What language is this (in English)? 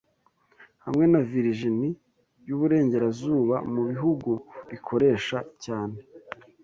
Kinyarwanda